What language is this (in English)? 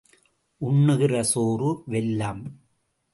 Tamil